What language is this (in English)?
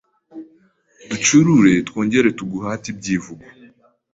Kinyarwanda